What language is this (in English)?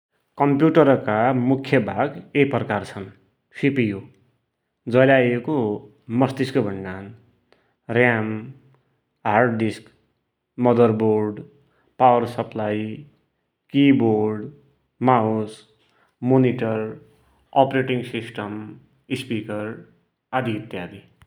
Dotyali